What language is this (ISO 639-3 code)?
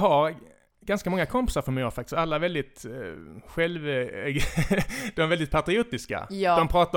swe